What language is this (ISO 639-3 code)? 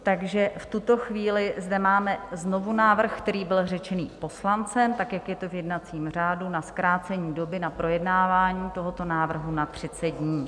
ces